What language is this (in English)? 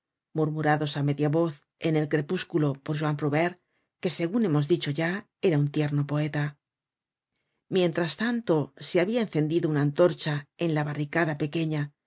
Spanish